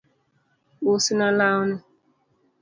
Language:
Luo (Kenya and Tanzania)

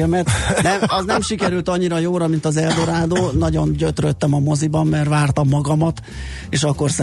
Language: Hungarian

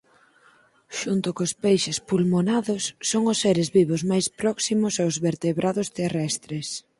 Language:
Galician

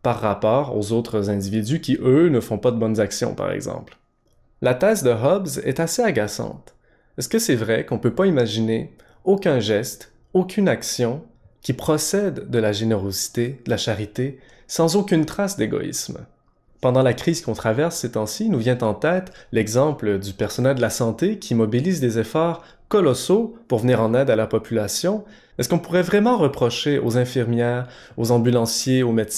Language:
French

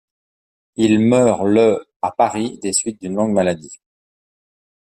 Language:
French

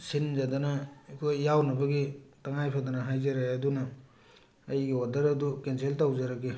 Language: Manipuri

